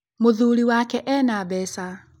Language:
Kikuyu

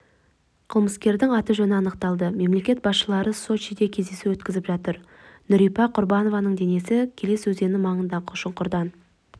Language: Kazakh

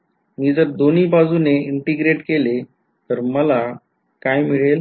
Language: Marathi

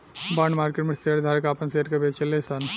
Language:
Bhojpuri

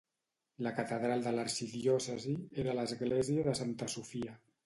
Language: Catalan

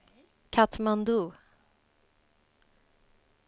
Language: Swedish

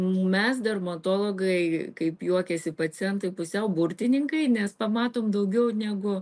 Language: Lithuanian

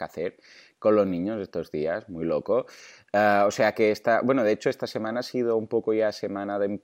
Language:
Spanish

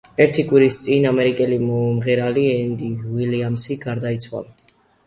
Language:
Georgian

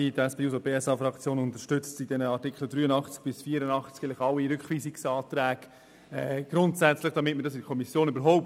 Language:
Swiss German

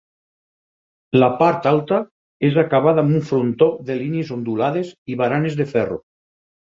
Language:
Catalan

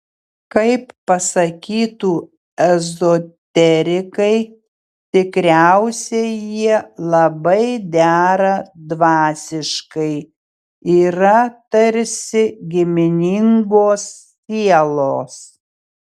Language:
Lithuanian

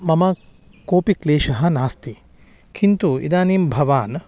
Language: Sanskrit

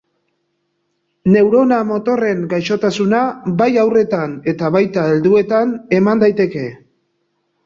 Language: Basque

